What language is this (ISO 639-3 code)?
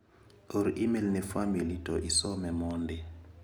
luo